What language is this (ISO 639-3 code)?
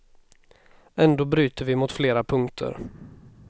swe